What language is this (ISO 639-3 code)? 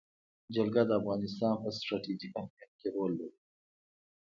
pus